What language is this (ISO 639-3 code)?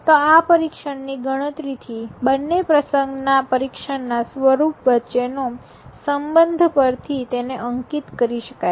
guj